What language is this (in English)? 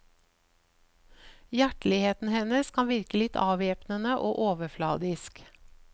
Norwegian